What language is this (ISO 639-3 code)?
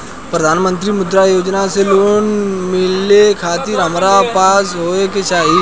bho